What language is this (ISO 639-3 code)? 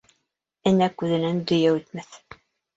bak